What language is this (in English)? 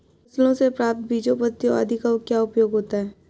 Hindi